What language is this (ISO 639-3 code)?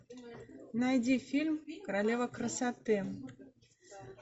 rus